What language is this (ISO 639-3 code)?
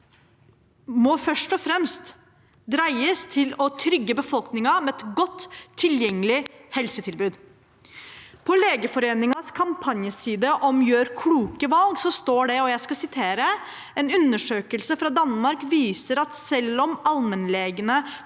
nor